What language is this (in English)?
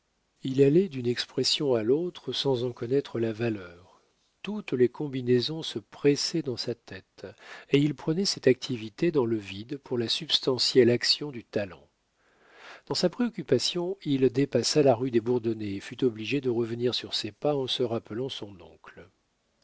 French